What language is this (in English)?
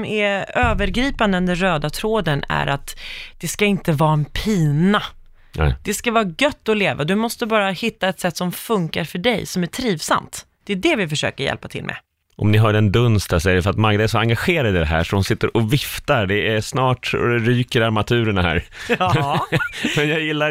Swedish